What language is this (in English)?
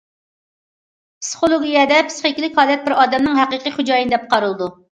Uyghur